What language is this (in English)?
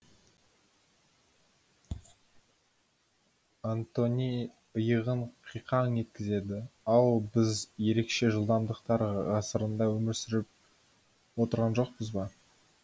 Kazakh